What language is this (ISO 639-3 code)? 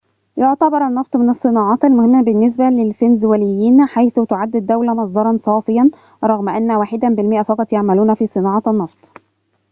ara